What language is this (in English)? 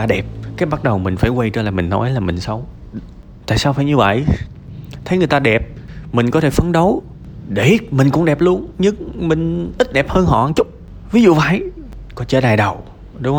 Vietnamese